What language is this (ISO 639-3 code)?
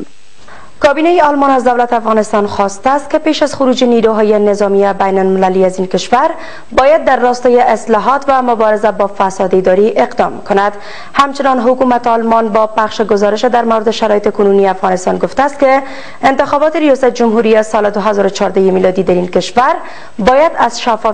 fas